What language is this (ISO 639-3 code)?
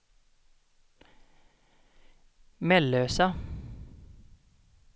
swe